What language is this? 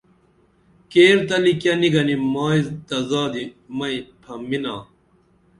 Dameli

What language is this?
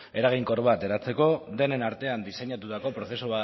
Basque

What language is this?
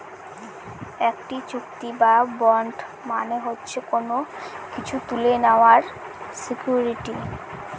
Bangla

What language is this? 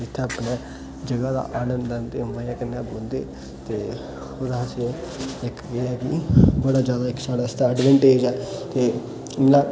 Dogri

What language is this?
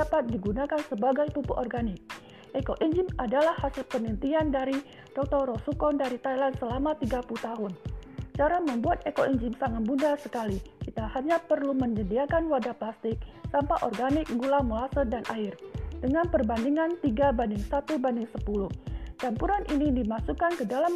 Indonesian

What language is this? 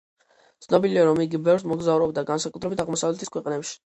Georgian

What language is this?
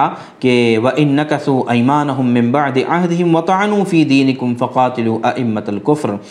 Urdu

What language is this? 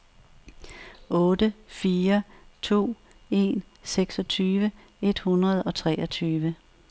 Danish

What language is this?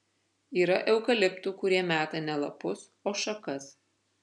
Lithuanian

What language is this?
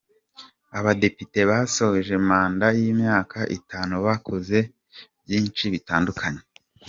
Kinyarwanda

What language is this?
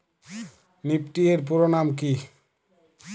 Bangla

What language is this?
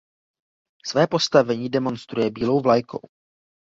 Czech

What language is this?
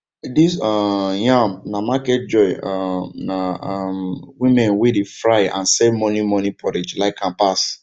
Nigerian Pidgin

